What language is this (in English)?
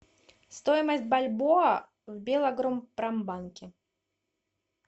Russian